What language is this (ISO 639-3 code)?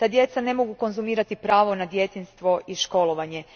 hrv